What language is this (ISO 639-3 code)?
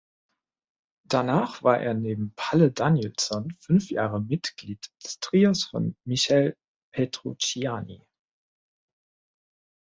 deu